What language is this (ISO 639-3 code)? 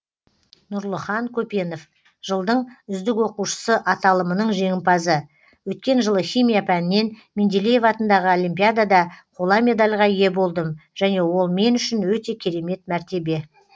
kaz